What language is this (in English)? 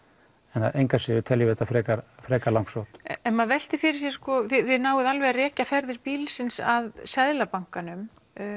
Icelandic